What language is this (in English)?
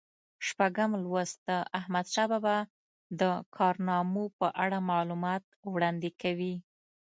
Pashto